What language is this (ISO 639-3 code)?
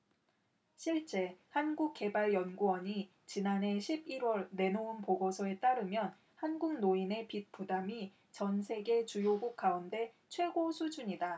kor